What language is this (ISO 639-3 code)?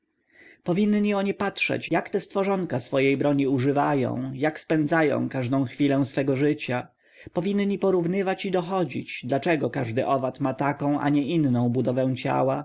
pol